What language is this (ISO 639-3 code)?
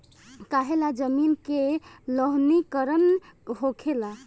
bho